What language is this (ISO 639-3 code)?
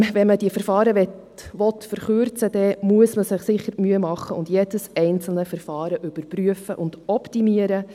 gsw